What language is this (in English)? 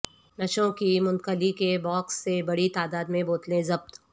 Urdu